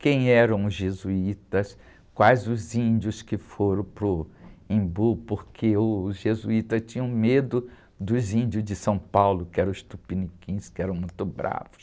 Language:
Portuguese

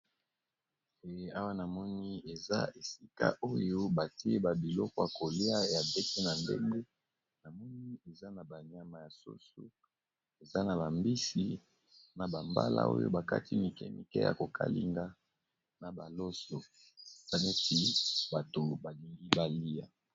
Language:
Lingala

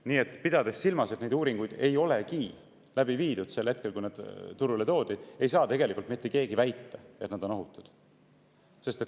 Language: Estonian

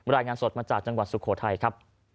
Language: Thai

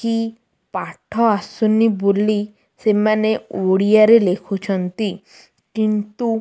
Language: Odia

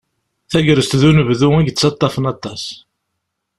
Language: Kabyle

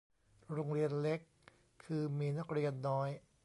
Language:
Thai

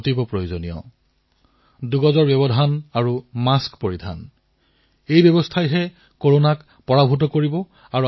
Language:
Assamese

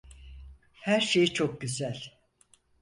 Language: Turkish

